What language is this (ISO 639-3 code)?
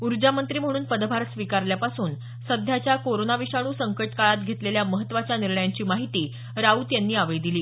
mar